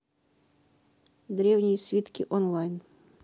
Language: Russian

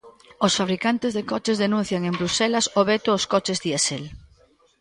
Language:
Galician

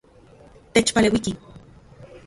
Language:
Central Puebla Nahuatl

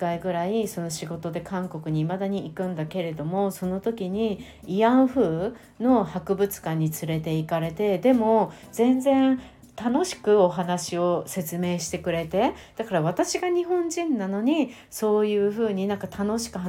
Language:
Japanese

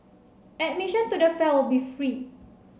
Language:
English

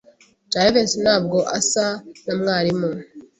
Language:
Kinyarwanda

